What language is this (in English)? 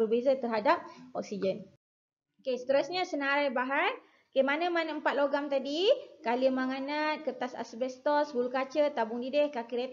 Malay